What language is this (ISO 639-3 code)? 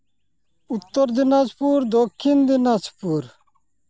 sat